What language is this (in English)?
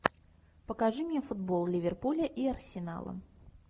Russian